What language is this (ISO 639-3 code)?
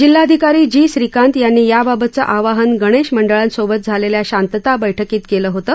mar